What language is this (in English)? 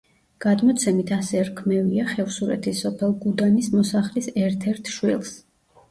Georgian